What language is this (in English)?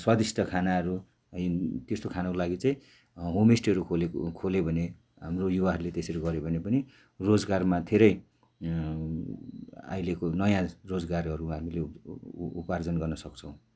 Nepali